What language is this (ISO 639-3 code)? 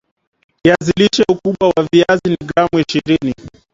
swa